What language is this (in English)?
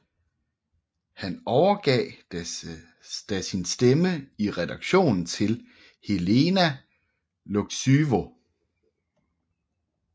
Danish